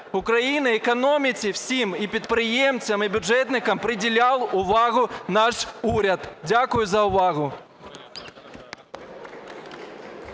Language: Ukrainian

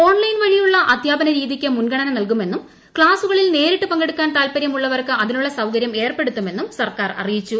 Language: Malayalam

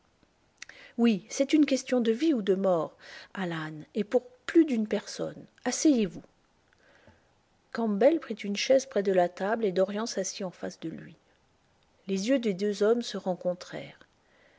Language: French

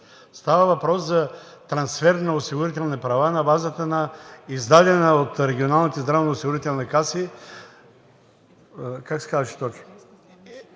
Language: Bulgarian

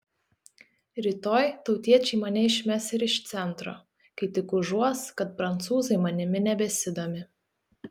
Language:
Lithuanian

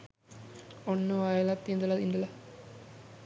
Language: Sinhala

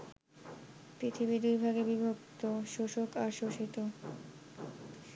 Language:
Bangla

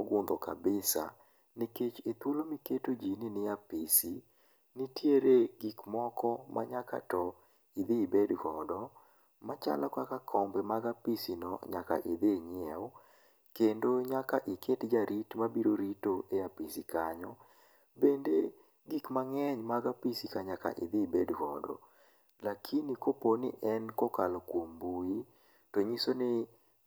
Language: Luo (Kenya and Tanzania)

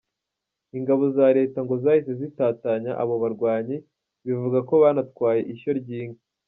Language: Kinyarwanda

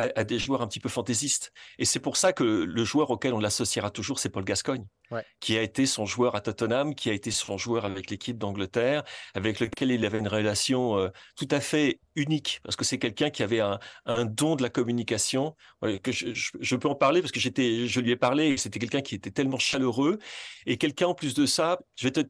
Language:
French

